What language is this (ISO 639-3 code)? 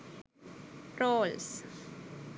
sin